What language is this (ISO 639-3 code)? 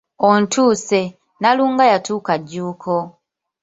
lug